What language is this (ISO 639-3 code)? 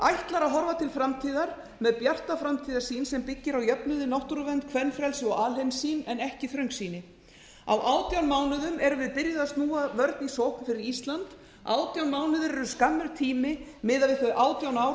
isl